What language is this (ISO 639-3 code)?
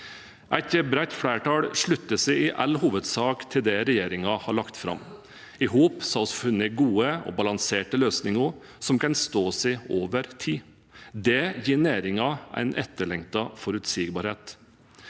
nor